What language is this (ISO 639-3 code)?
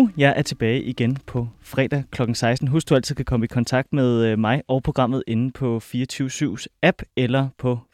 dan